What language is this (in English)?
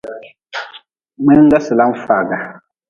Nawdm